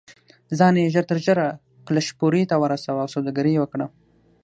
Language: Pashto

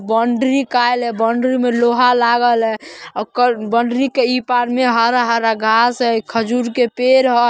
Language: Magahi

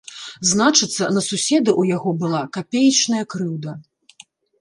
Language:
Belarusian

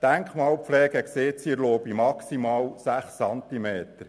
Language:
Swiss German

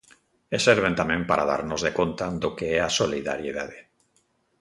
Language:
Galician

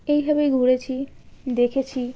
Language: Bangla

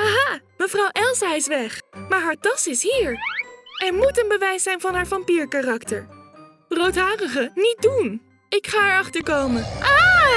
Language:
Dutch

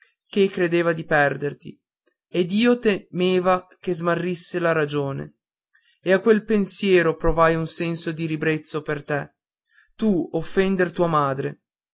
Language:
Italian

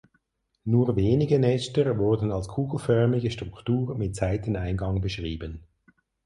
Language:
German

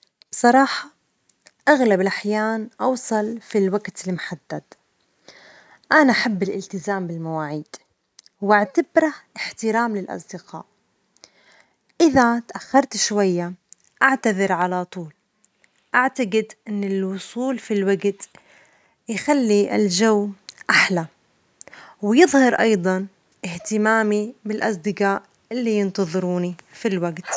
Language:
Omani Arabic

